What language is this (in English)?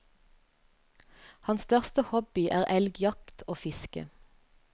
Norwegian